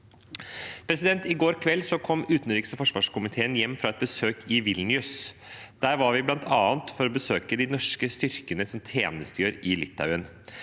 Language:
Norwegian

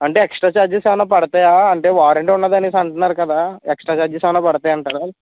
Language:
Telugu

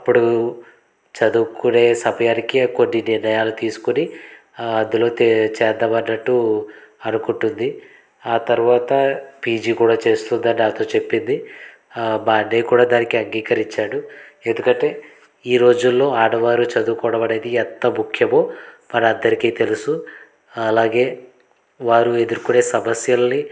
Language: Telugu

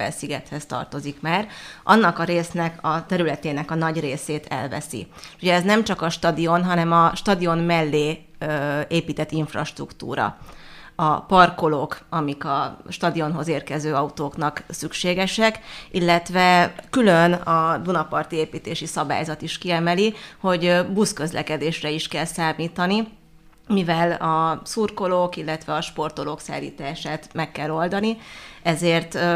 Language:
Hungarian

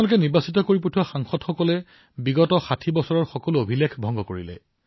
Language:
Assamese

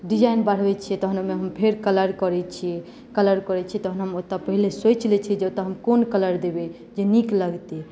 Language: Maithili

